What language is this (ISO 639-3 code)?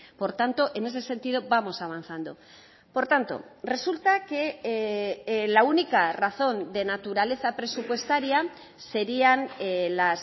spa